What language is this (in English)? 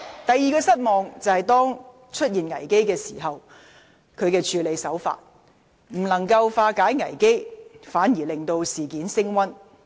Cantonese